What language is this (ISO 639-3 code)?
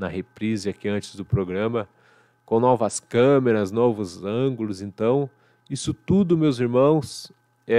por